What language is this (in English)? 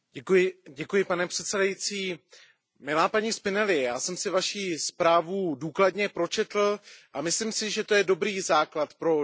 Czech